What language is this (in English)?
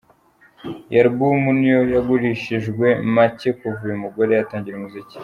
Kinyarwanda